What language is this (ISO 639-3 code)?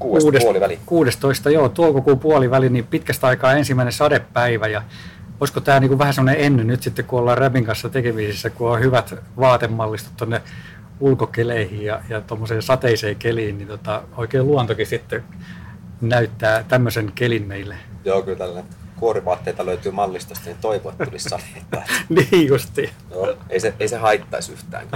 fin